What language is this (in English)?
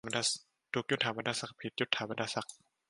Thai